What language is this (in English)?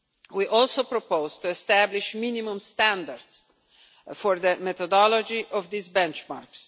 English